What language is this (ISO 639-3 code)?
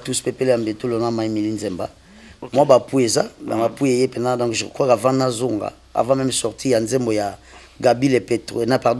fra